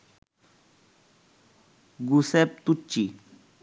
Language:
Bangla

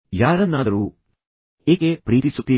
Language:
Kannada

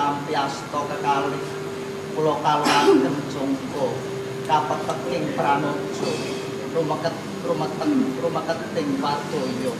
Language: Indonesian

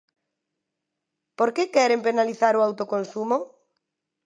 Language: Galician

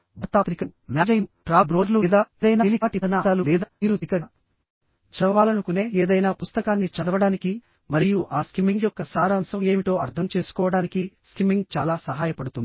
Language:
Telugu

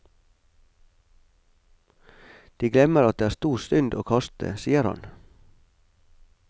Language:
Norwegian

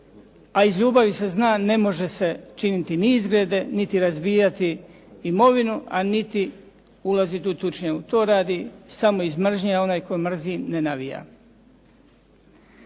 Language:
Croatian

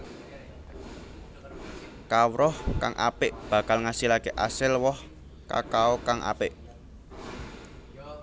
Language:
Javanese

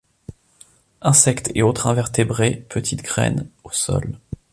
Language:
French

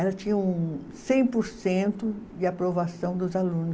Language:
Portuguese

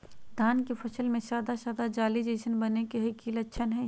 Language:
Magahi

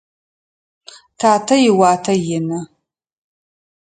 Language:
Adyghe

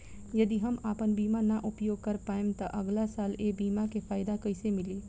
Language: Bhojpuri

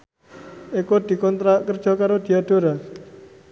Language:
Javanese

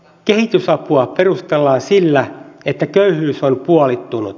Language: Finnish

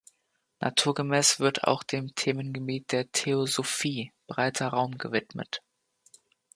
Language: German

